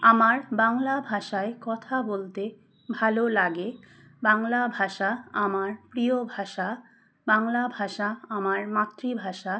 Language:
Bangla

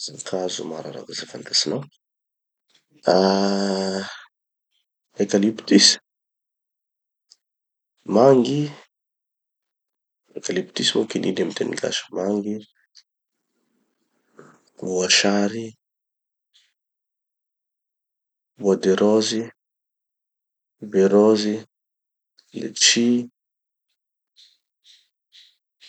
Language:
Tanosy Malagasy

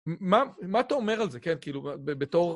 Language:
Hebrew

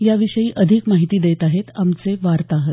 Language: Marathi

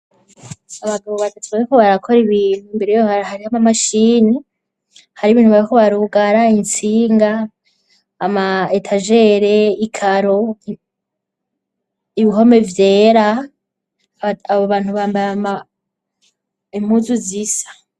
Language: Rundi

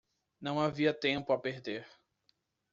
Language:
Portuguese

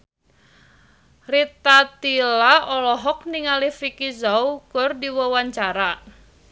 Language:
Sundanese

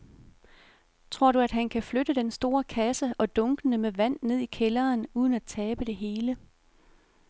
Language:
Danish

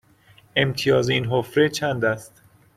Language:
Persian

